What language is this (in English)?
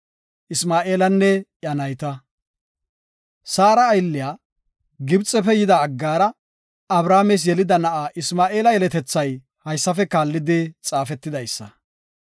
Gofa